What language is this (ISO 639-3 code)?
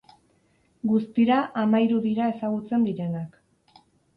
eus